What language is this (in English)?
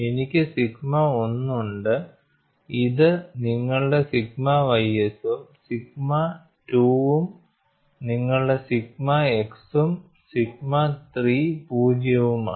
Malayalam